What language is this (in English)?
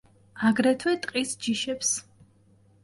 Georgian